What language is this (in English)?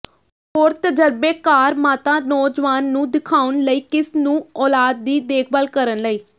Punjabi